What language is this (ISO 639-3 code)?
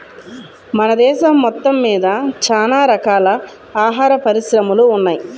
tel